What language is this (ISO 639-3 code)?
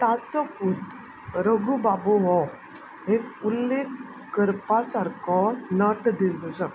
kok